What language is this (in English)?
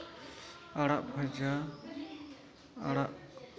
Santali